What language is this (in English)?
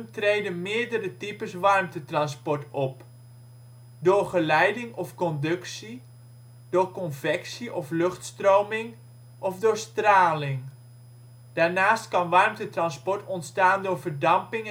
Dutch